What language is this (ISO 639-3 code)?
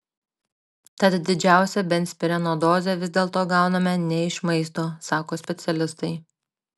lit